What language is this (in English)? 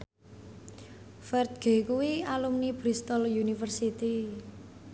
Javanese